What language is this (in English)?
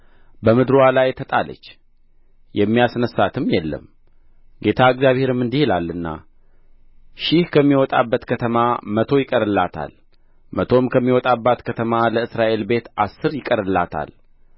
Amharic